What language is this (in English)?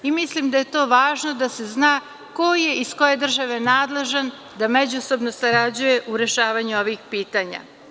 Serbian